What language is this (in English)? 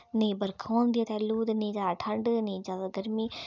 Dogri